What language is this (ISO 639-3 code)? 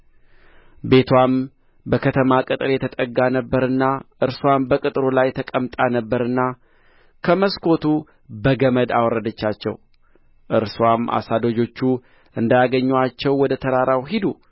amh